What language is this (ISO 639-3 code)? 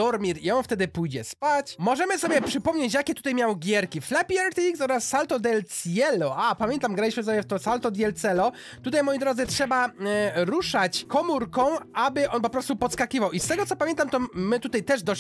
pol